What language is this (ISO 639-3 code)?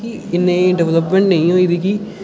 doi